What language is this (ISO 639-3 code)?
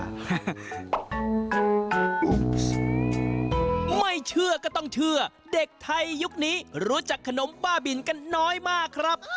tha